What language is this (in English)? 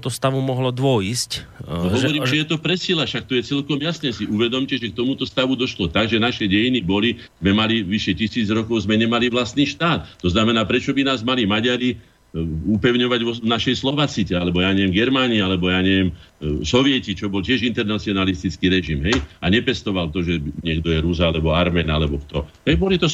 Slovak